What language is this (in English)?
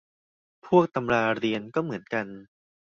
Thai